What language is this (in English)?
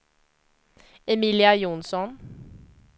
Swedish